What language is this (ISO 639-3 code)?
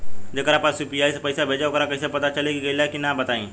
bho